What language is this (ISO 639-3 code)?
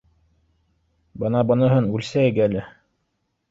bak